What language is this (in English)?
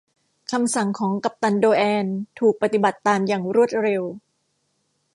Thai